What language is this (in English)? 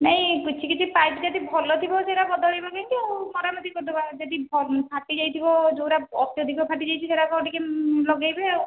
Odia